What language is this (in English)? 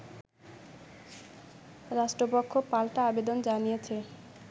Bangla